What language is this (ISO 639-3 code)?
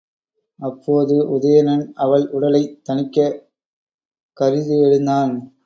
tam